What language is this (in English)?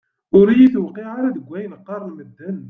Kabyle